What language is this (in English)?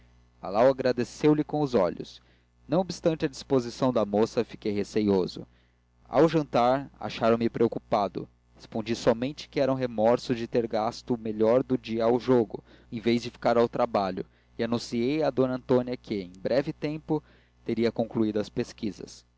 Portuguese